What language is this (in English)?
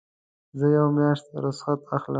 Pashto